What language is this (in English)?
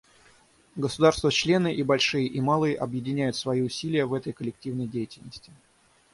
Russian